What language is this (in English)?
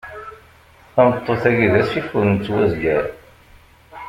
Kabyle